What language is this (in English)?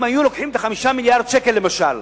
Hebrew